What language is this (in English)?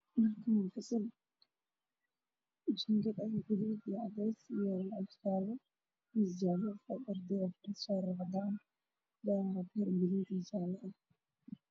Somali